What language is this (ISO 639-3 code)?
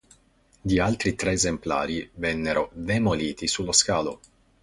ita